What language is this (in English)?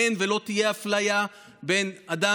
Hebrew